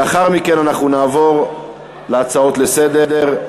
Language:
Hebrew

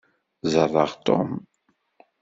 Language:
Kabyle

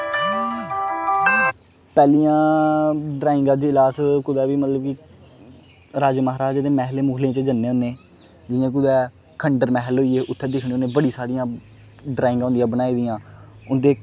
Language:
Dogri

